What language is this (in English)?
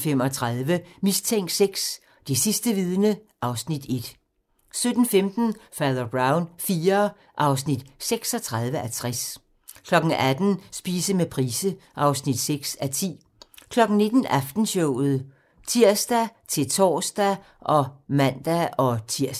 Danish